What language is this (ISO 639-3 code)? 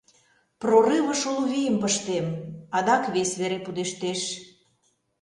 chm